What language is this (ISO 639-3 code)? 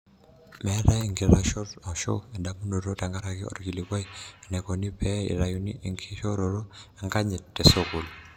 mas